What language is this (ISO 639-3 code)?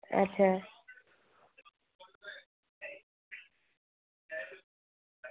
doi